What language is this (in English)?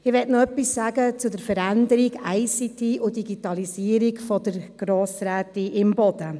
Swiss German